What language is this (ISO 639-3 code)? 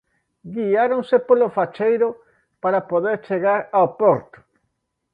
glg